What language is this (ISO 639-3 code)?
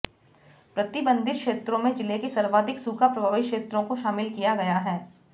hin